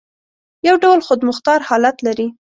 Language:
Pashto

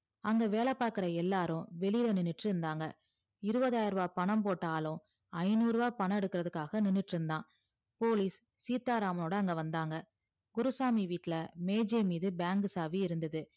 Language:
Tamil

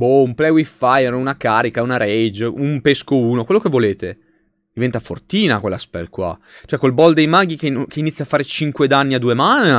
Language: Italian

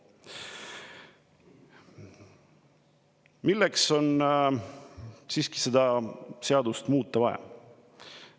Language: Estonian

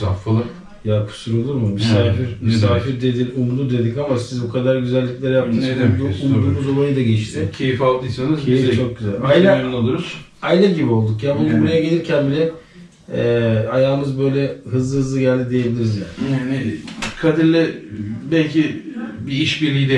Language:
Turkish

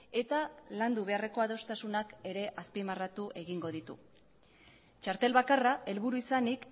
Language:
Basque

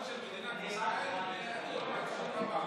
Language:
Hebrew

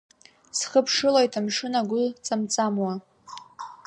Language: Abkhazian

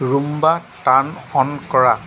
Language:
Assamese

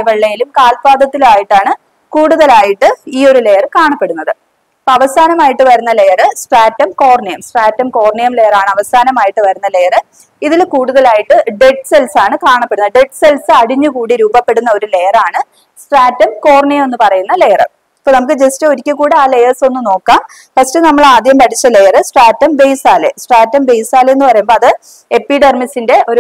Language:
Malayalam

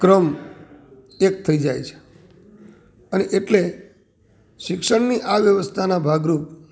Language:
Gujarati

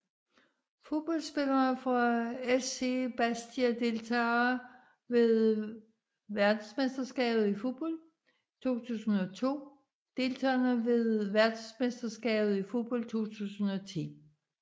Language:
Danish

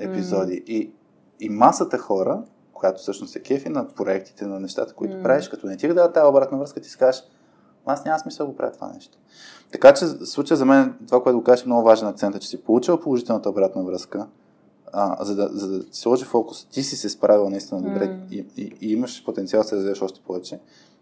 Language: Bulgarian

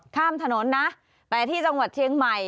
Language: Thai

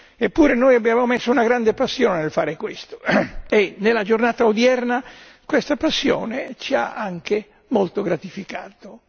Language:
Italian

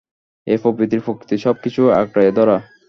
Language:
Bangla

